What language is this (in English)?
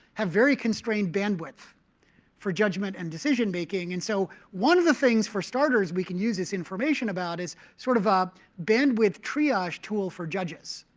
English